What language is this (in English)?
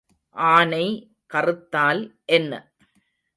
Tamil